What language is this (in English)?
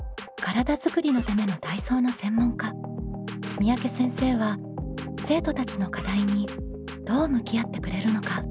Japanese